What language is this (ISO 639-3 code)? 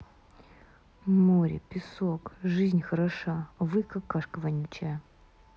rus